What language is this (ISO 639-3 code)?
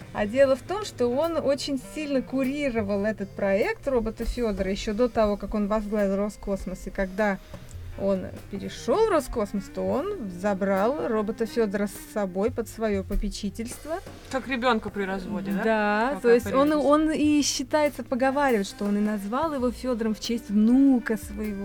rus